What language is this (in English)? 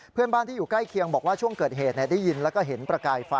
Thai